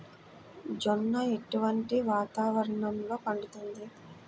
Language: Telugu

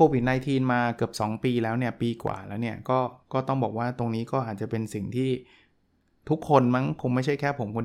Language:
Thai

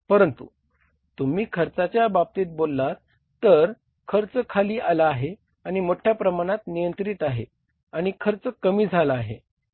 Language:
Marathi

